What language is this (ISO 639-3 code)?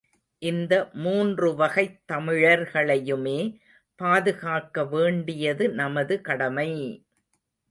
tam